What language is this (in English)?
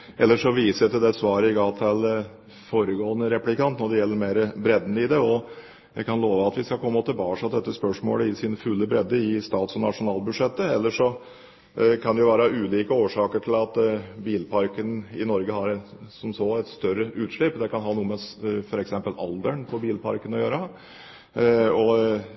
Norwegian Bokmål